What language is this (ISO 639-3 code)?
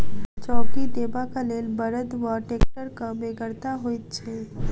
mai